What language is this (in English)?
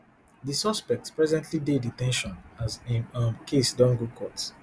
Nigerian Pidgin